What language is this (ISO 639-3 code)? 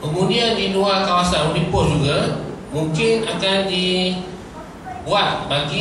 msa